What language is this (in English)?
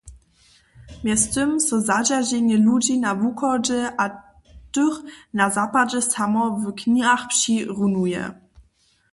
Upper Sorbian